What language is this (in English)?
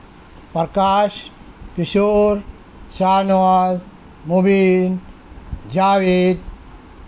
Urdu